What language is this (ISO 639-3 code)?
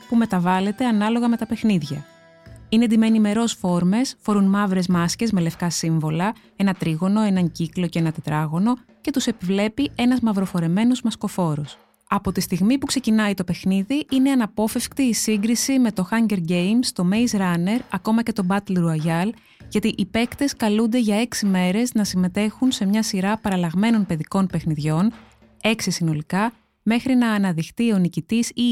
ell